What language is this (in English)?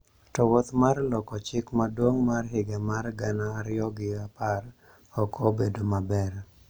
Luo (Kenya and Tanzania)